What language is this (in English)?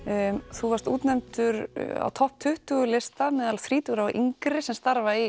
Icelandic